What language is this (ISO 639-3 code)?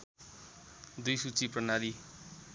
nep